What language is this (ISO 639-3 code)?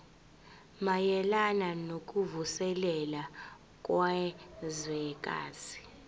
zul